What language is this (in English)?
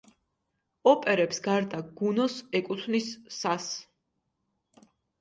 Georgian